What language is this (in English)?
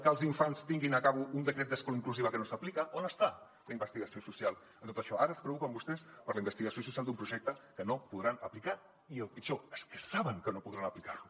Catalan